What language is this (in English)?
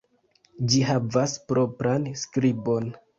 Esperanto